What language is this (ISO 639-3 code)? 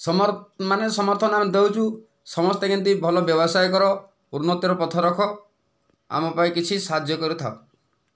ori